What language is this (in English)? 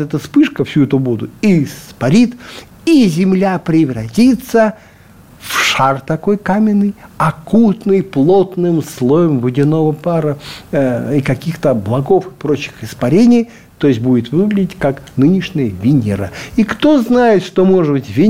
Russian